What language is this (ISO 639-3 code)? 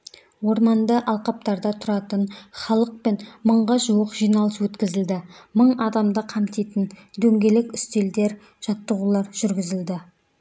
kaz